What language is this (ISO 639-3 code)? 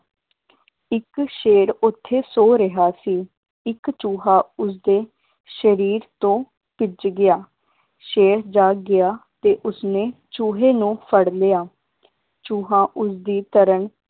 pan